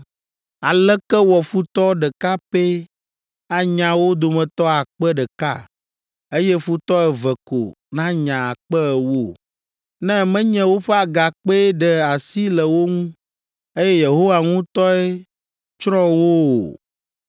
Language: Ewe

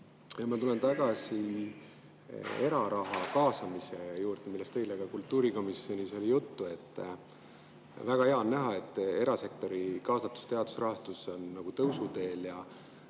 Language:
Estonian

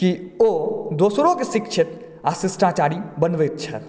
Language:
Maithili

